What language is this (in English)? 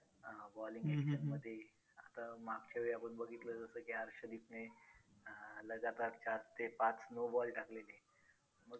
Marathi